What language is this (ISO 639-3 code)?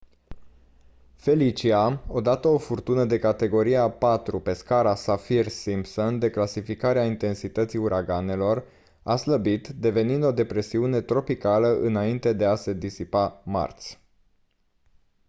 ron